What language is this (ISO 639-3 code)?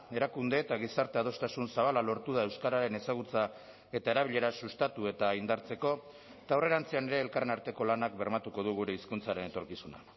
eus